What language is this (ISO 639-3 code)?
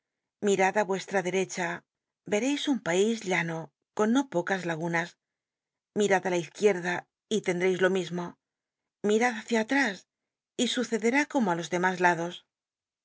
spa